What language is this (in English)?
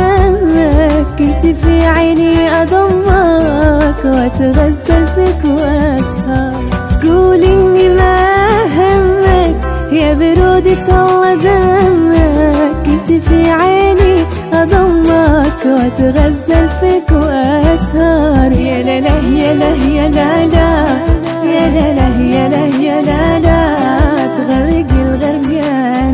Arabic